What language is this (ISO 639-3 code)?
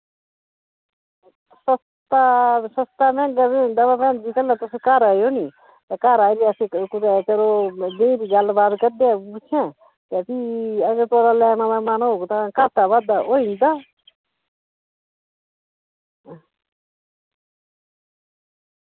doi